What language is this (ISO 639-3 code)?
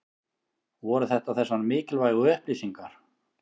isl